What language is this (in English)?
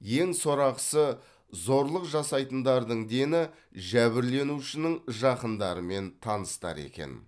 Kazakh